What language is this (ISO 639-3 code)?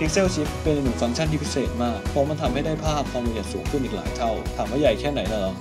tha